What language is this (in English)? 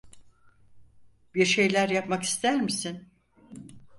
Turkish